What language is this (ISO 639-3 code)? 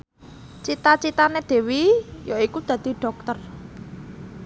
jav